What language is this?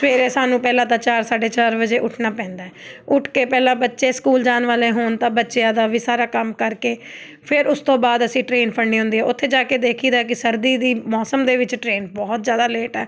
Punjabi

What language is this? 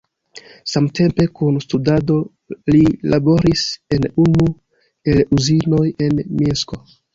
Esperanto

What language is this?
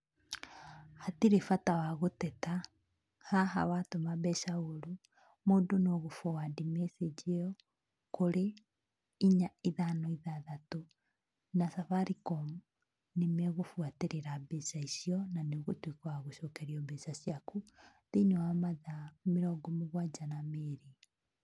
Kikuyu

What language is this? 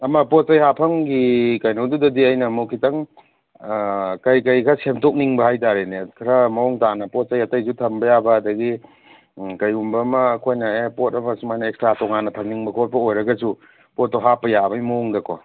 Manipuri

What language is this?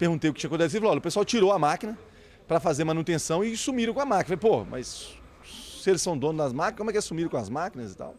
Portuguese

